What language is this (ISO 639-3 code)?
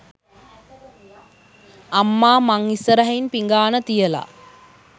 sin